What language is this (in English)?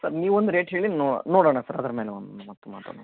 Kannada